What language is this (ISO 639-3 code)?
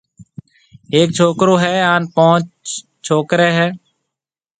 mve